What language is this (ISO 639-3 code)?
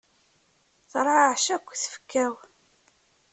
kab